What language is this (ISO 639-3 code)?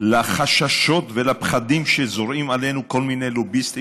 heb